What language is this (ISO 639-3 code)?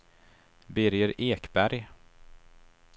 swe